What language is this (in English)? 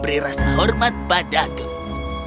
Indonesian